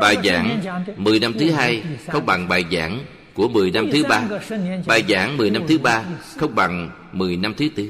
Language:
Vietnamese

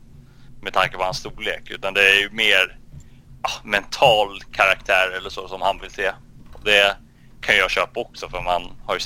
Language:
Swedish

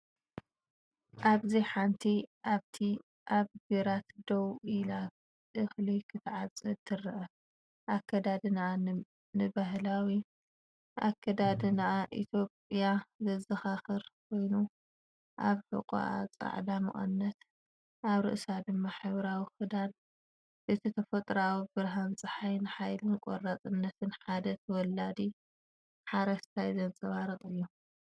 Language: Tigrinya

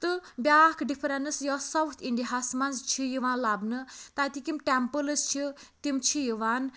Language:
Kashmiri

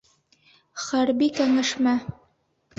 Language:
Bashkir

